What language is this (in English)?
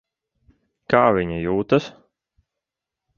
Latvian